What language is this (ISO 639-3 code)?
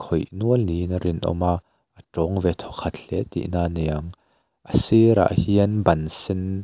lus